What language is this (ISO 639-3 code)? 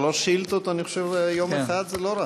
heb